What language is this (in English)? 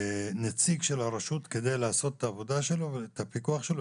Hebrew